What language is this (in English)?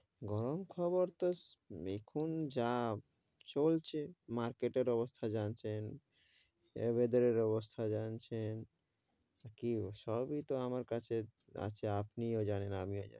Bangla